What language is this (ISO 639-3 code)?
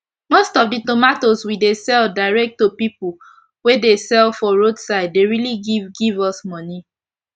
pcm